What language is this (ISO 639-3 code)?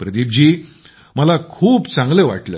mar